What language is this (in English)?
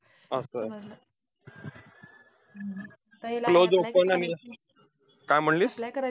Marathi